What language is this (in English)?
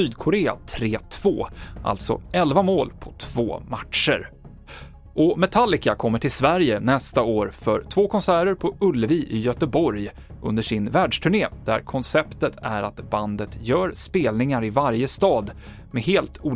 Swedish